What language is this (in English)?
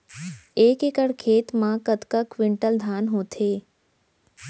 Chhattisgarhi